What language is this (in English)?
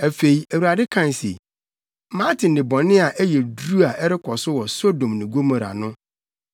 Akan